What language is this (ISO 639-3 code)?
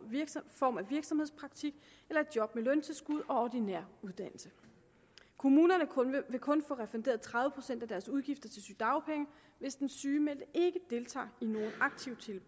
dan